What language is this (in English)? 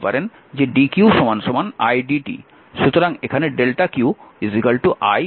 Bangla